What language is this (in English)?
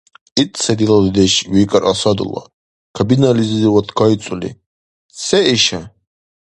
Dargwa